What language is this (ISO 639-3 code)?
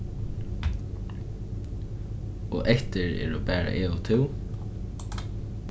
fao